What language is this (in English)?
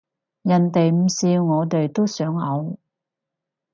Cantonese